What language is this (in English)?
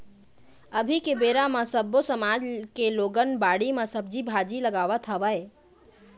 Chhattisgarhi